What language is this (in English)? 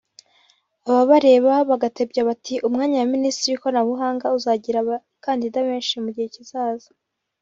Kinyarwanda